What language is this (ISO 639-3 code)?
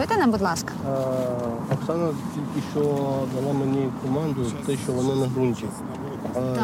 ukr